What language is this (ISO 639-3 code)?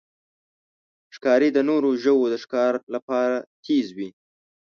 pus